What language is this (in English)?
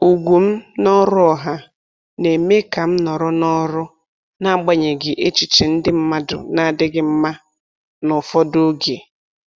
Igbo